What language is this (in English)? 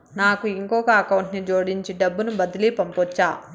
Telugu